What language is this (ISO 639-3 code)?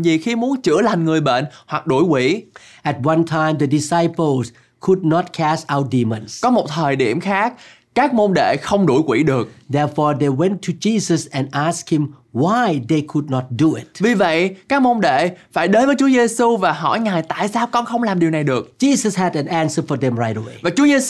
vie